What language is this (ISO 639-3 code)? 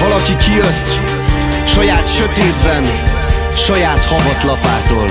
hun